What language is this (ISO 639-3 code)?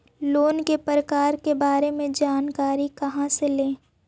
mag